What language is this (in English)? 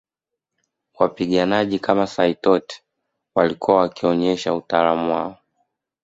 Swahili